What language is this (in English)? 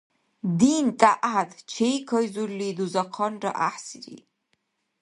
Dargwa